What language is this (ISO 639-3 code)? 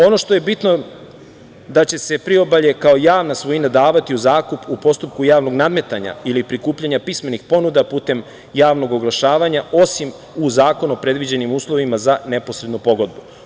srp